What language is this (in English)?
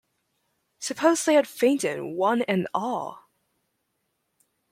English